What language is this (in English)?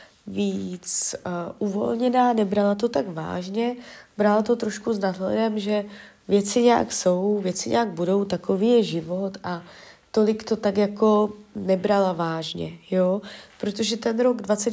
Czech